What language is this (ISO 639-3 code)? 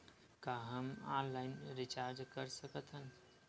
hne